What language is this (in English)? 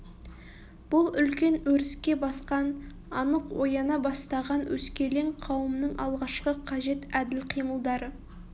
Kazakh